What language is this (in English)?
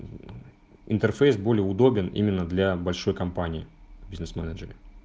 Russian